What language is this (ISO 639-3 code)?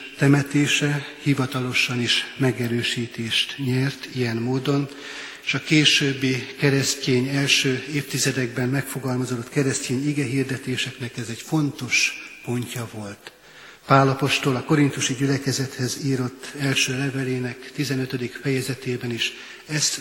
hun